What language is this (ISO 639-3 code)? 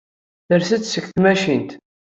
kab